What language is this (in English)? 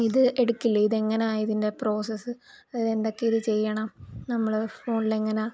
Malayalam